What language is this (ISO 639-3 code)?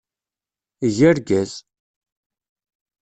kab